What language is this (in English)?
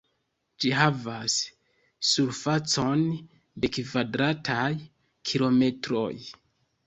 Esperanto